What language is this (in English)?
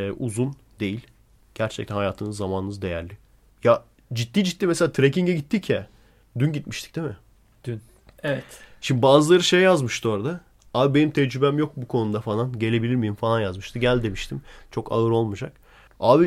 Turkish